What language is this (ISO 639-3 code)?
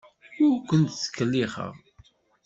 kab